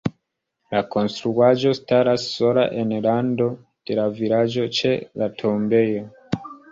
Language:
Esperanto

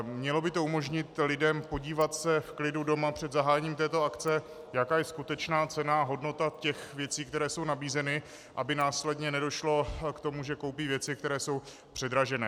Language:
Czech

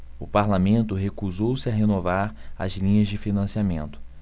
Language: Portuguese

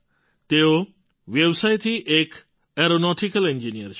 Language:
Gujarati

